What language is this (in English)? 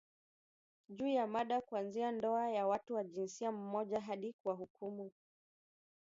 Swahili